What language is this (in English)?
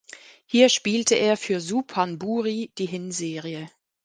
German